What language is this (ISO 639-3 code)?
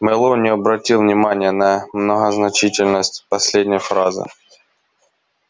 rus